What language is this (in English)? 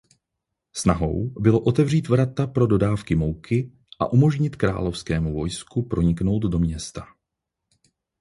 Czech